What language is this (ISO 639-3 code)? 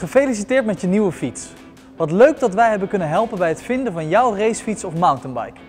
nld